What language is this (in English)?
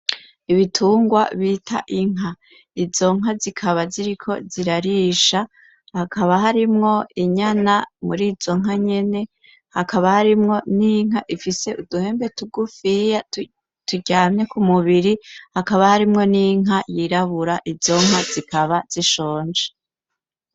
Rundi